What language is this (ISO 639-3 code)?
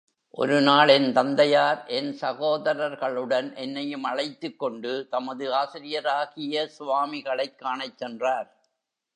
tam